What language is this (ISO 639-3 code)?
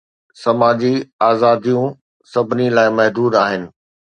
snd